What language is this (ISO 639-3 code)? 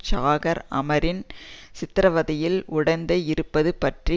tam